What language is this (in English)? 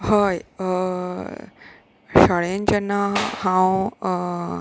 Konkani